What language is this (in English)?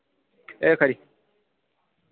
Dogri